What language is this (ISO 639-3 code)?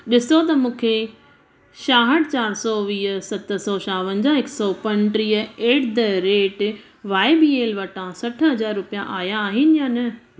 snd